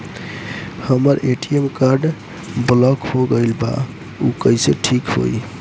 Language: Bhojpuri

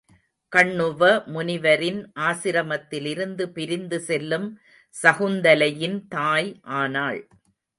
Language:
Tamil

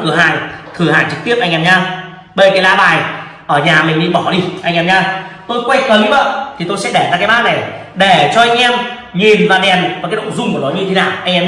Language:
Vietnamese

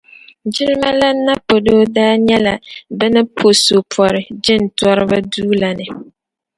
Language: Dagbani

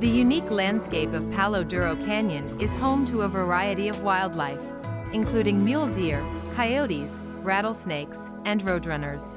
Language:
English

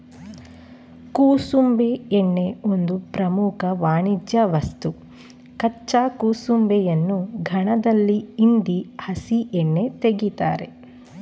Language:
Kannada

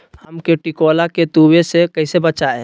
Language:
Magahi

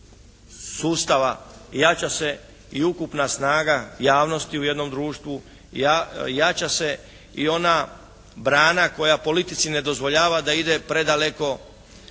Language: Croatian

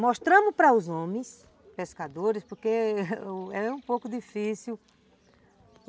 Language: Portuguese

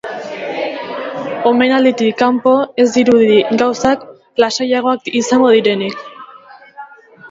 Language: Basque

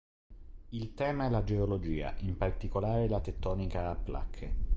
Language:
Italian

